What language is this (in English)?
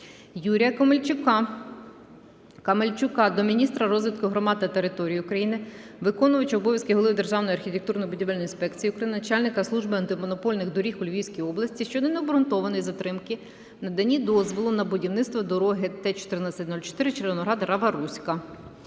Ukrainian